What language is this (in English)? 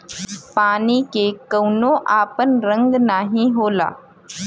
Bhojpuri